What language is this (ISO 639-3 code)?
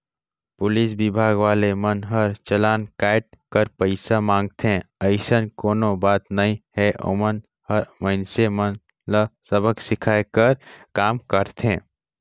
hne